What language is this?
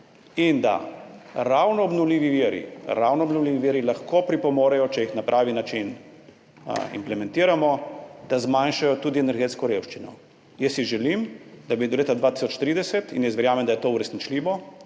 Slovenian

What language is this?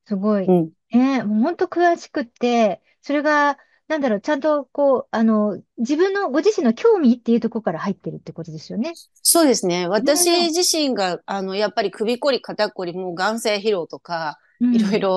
Japanese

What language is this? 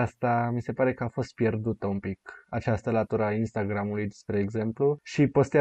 Romanian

